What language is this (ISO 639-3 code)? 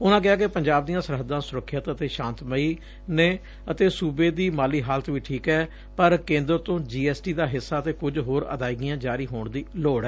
pan